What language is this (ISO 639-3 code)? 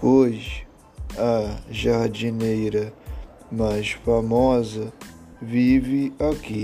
por